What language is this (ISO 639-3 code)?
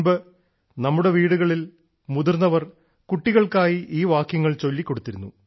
mal